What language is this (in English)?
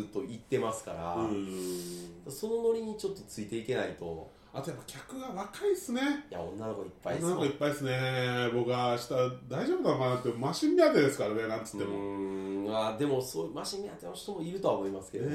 Japanese